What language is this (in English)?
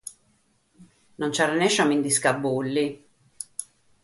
Sardinian